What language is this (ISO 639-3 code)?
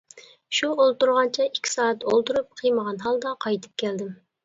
uig